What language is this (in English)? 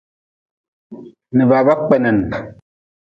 Nawdm